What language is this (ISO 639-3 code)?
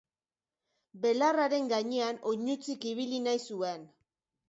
eus